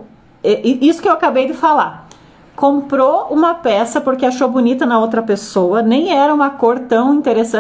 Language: Portuguese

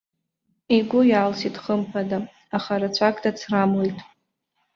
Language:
Abkhazian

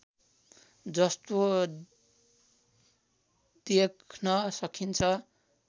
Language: Nepali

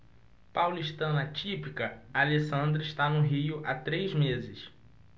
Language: Portuguese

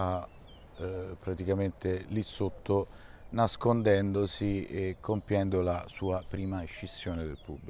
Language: Italian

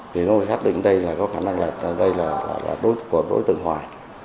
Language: Vietnamese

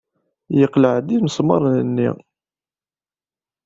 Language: Kabyle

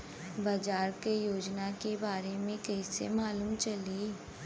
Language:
Bhojpuri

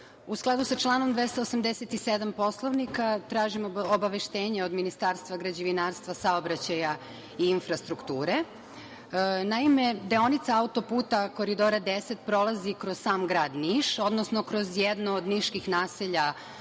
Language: Serbian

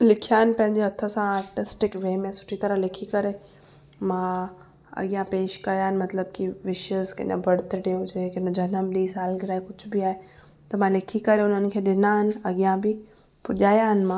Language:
Sindhi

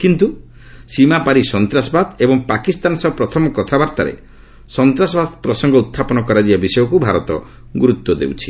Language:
Odia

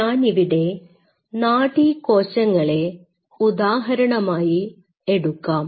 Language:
Malayalam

